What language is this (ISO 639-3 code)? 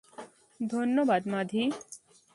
ben